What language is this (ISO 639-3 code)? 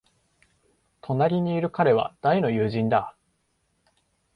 jpn